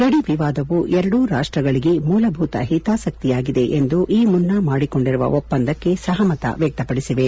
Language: Kannada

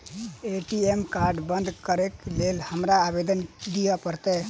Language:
Maithili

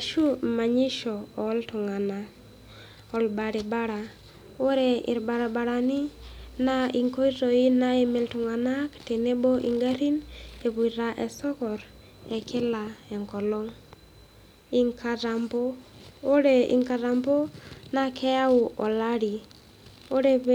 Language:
Masai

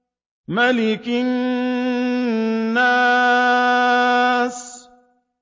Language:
Arabic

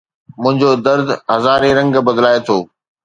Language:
Sindhi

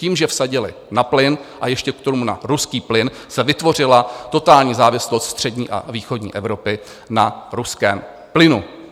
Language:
Czech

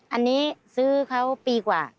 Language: Thai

